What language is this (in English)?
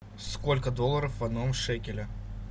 Russian